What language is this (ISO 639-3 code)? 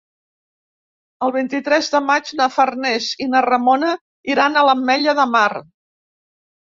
cat